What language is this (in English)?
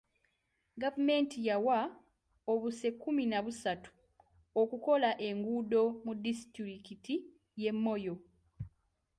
Ganda